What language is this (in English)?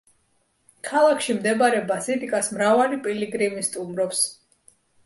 Georgian